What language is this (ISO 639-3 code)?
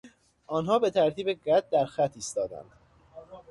fas